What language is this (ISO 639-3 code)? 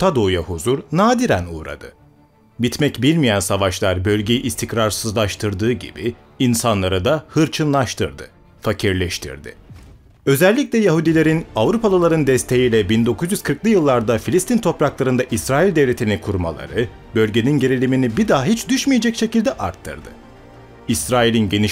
tur